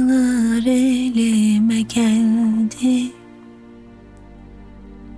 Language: Turkish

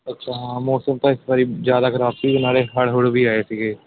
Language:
Punjabi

